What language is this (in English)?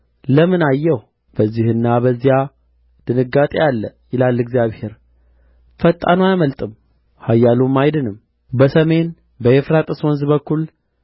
Amharic